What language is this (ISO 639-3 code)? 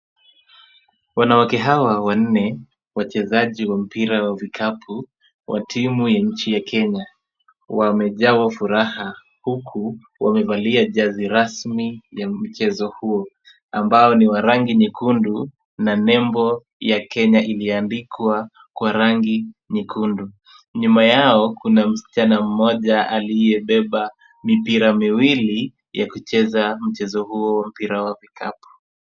swa